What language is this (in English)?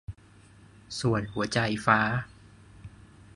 Thai